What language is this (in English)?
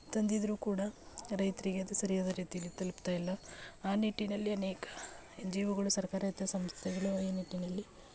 Kannada